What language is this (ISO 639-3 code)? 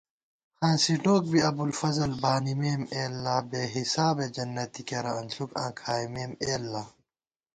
gwt